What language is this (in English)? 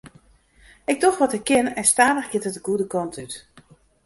Western Frisian